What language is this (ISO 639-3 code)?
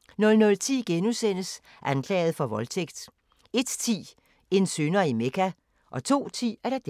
dan